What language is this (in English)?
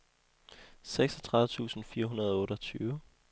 Danish